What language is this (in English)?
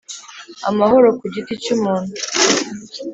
Kinyarwanda